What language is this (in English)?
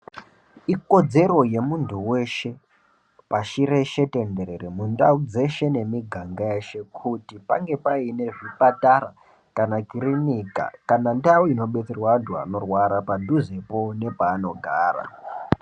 Ndau